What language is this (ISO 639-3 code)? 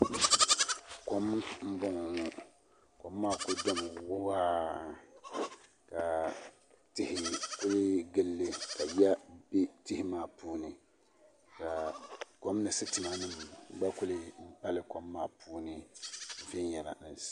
dag